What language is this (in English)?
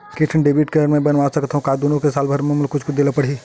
Chhattisgarhi